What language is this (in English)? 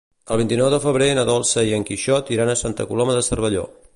Catalan